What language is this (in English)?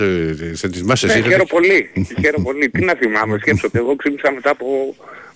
Greek